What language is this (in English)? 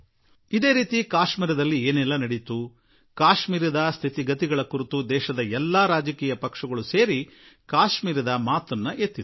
Kannada